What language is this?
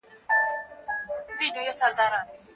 Pashto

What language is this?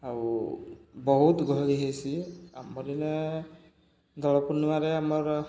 Odia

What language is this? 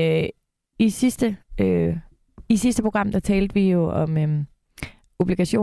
Danish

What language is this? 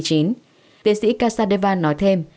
Vietnamese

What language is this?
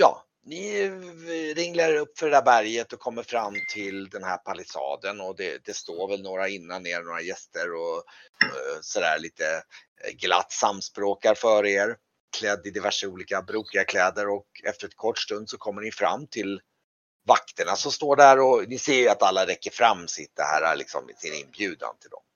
Swedish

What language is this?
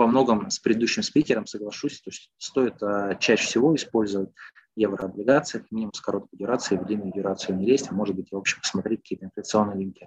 Russian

